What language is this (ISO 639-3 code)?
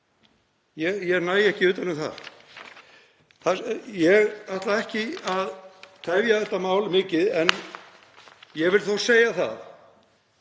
isl